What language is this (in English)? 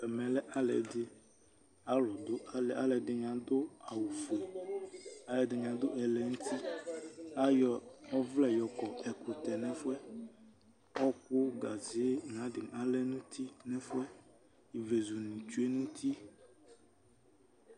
Ikposo